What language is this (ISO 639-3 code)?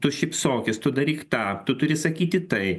lit